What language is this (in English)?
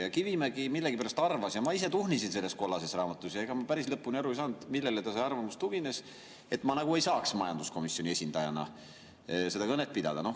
Estonian